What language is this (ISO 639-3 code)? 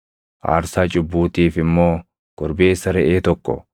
orm